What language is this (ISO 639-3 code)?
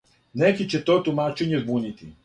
srp